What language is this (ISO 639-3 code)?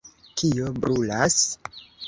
epo